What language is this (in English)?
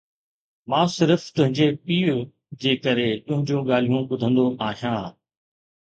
Sindhi